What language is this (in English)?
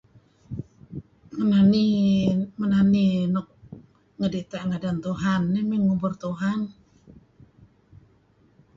Kelabit